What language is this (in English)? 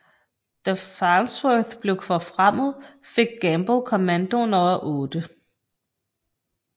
Danish